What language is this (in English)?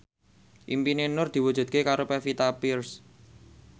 Javanese